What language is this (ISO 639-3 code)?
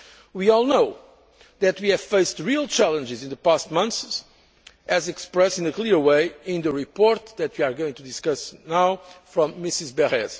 eng